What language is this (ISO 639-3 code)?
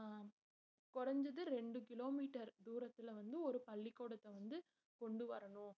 tam